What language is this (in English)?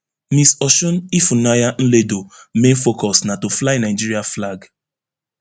Nigerian Pidgin